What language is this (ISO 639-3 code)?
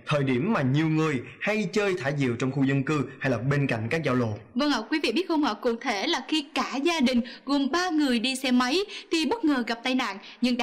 vie